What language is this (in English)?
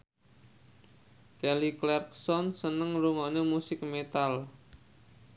Javanese